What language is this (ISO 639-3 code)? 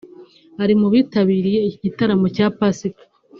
kin